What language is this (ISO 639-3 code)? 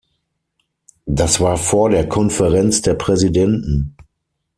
deu